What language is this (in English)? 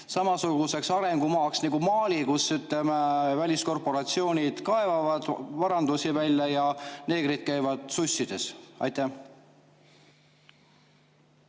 Estonian